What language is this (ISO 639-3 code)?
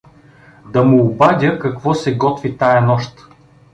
bul